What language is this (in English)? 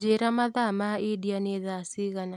Kikuyu